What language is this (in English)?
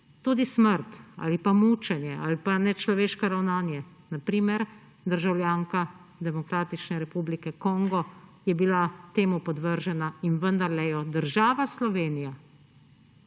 Slovenian